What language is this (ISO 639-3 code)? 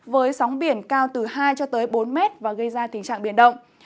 vie